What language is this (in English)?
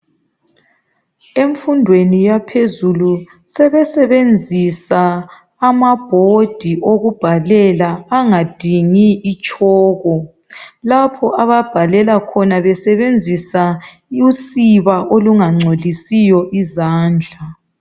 North Ndebele